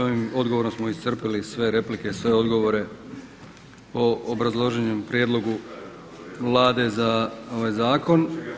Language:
Croatian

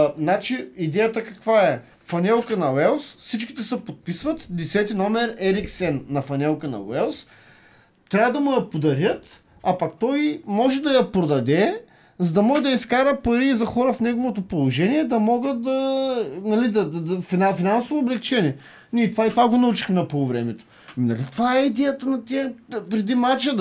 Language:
Bulgarian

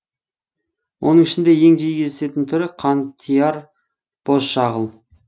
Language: Kazakh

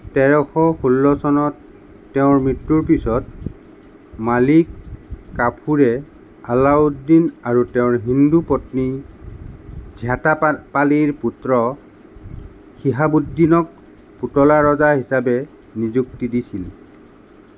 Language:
Assamese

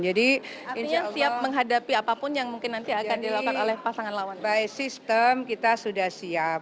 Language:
Indonesian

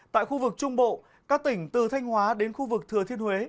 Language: Vietnamese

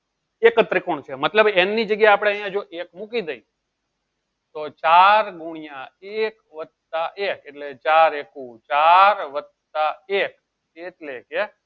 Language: Gujarati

